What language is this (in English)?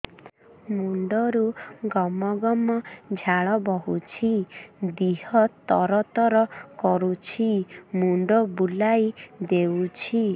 Odia